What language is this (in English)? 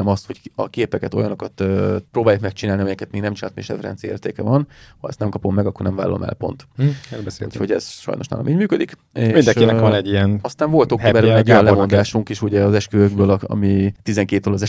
Hungarian